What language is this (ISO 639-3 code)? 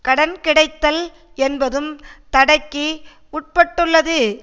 tam